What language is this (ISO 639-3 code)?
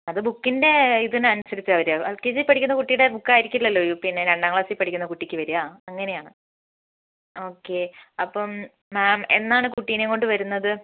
mal